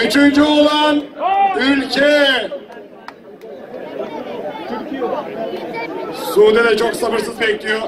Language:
Turkish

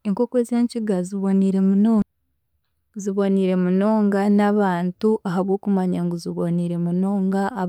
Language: Chiga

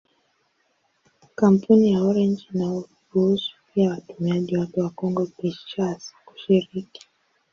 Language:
Swahili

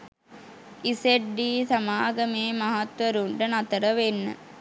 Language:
Sinhala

